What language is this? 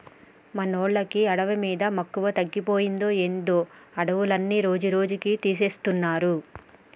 Telugu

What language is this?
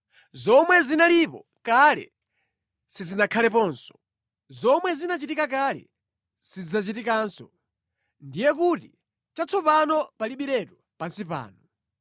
Nyanja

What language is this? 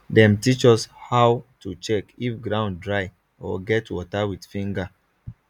Nigerian Pidgin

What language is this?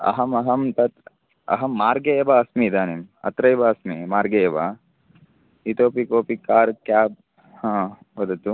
Sanskrit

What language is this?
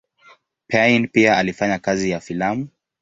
Swahili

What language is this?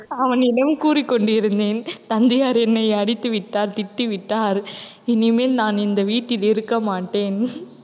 Tamil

